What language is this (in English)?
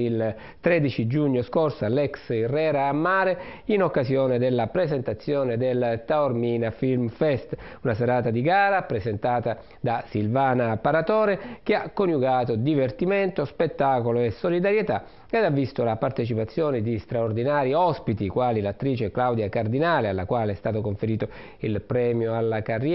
Italian